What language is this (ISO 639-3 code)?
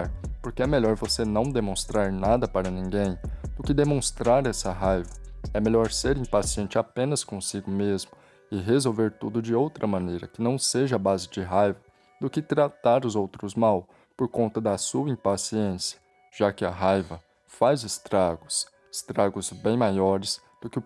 por